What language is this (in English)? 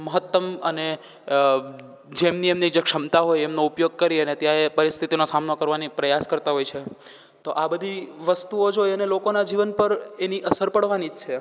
Gujarati